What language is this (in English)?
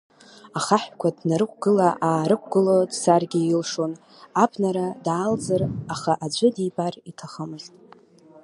Abkhazian